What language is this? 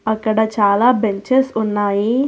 Telugu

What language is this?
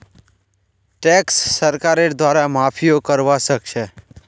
Magahi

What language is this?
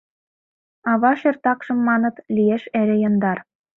Mari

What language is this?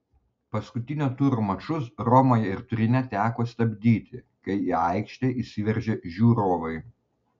Lithuanian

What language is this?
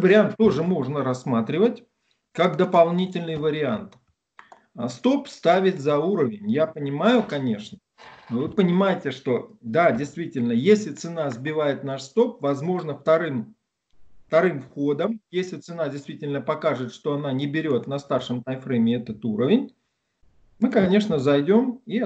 Russian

